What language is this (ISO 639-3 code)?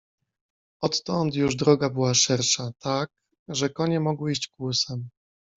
pol